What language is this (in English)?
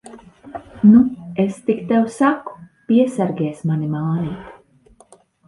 Latvian